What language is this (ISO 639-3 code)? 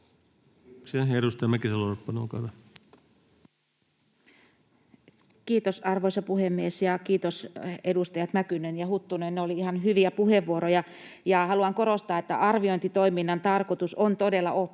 fin